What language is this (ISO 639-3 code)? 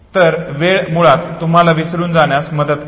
mar